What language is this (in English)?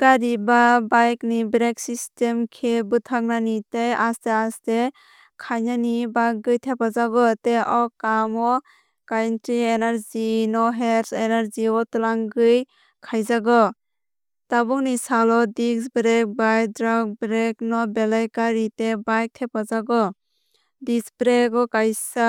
Kok Borok